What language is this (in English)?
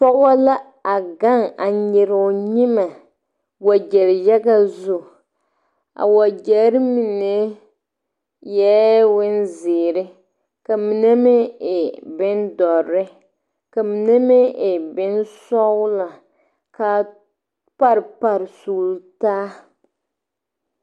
Southern Dagaare